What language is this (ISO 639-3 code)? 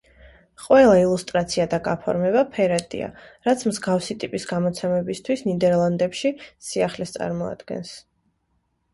kat